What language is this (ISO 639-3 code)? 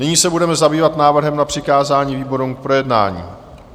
ces